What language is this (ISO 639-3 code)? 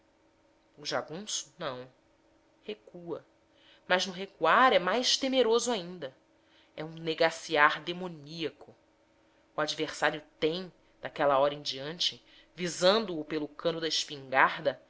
por